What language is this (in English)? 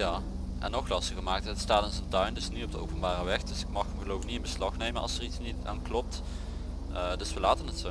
Dutch